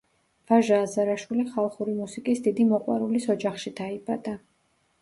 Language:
Georgian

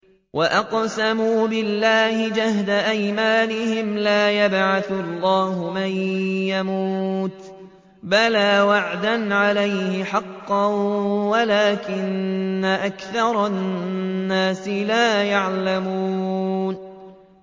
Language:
Arabic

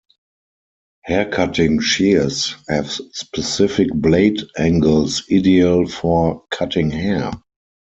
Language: English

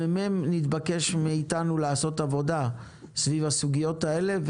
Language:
Hebrew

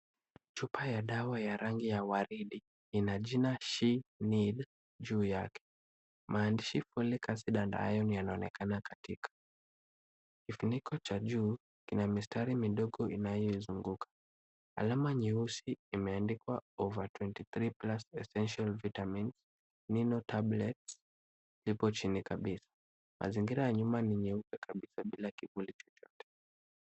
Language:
Swahili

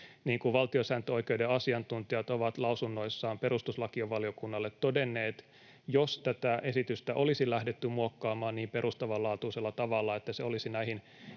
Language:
Finnish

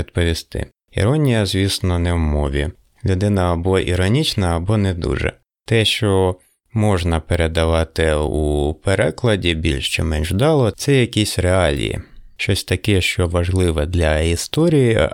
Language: Ukrainian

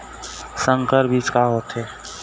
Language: Chhattisgarhi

